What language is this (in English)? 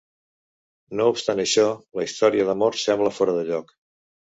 Catalan